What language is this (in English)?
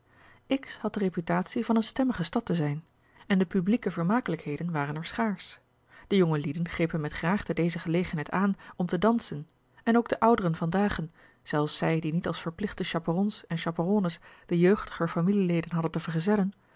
Dutch